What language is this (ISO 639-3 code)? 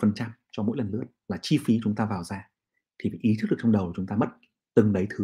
vie